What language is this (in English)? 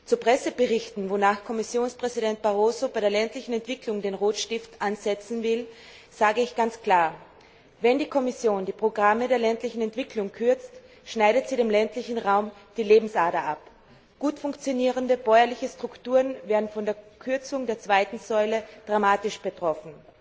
German